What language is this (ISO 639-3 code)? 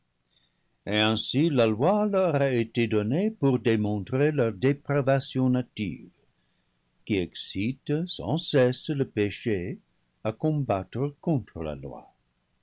fra